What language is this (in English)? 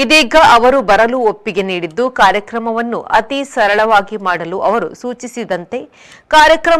Kannada